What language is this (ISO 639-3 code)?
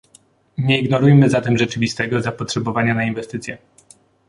pol